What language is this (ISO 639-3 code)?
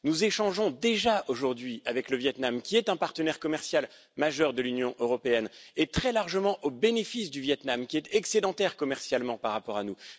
fra